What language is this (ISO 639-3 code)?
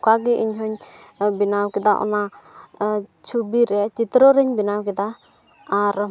sat